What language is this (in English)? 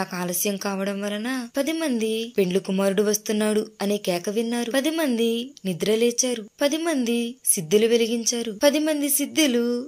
Romanian